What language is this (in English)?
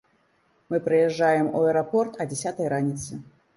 Belarusian